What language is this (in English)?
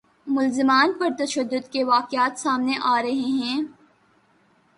Urdu